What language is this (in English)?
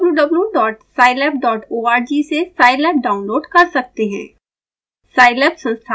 Hindi